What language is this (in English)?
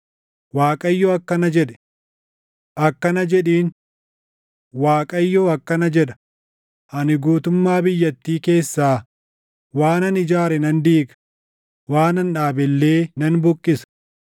Oromo